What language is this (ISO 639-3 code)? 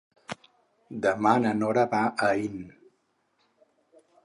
cat